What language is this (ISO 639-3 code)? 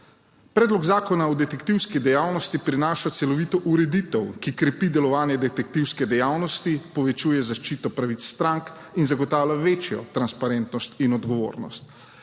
slv